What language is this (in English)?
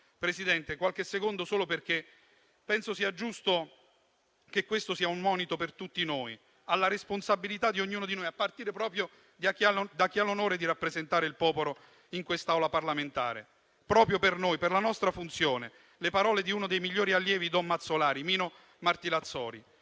Italian